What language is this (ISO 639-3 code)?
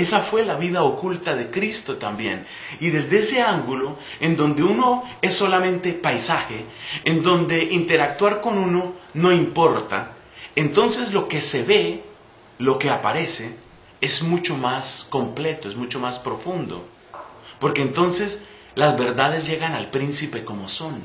spa